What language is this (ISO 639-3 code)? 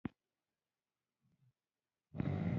pus